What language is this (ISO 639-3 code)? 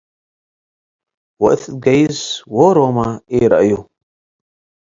tig